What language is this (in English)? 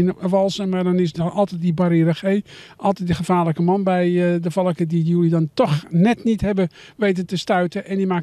Dutch